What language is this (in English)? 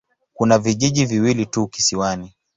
Swahili